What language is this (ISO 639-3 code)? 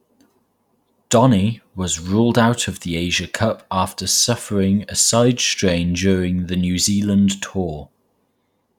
eng